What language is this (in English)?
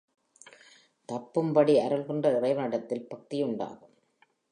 Tamil